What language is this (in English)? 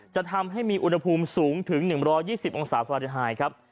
Thai